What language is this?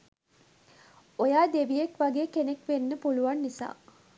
Sinhala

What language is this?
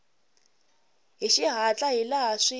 Tsonga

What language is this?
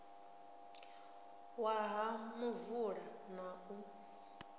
Venda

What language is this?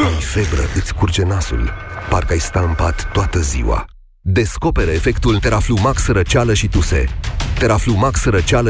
Romanian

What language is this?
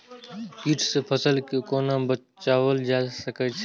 Maithili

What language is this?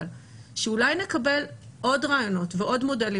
Hebrew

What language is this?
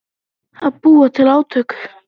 Icelandic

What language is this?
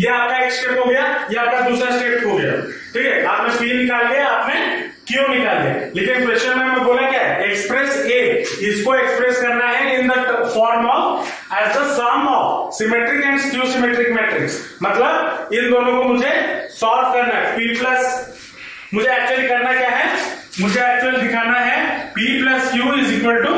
Hindi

